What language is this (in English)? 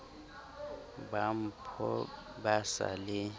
Southern Sotho